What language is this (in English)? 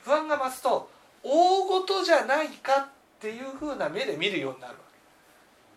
Japanese